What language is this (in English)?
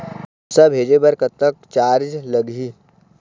Chhattisgarhi